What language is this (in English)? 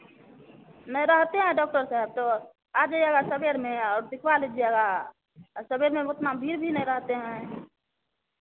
Hindi